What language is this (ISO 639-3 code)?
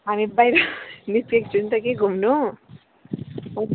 nep